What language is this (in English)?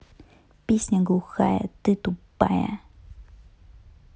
Russian